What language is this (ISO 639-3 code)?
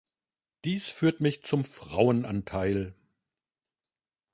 deu